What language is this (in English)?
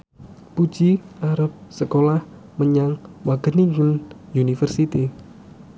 Javanese